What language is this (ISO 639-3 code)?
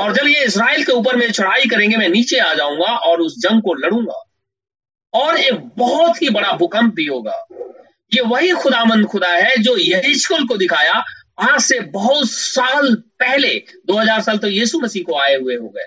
hin